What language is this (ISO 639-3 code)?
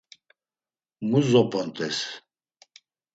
lzz